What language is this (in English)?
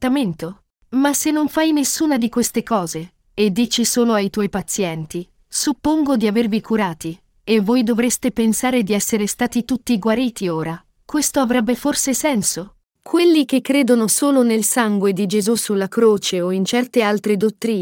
Italian